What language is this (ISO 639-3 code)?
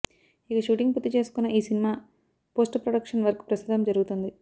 tel